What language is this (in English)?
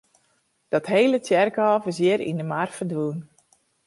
Western Frisian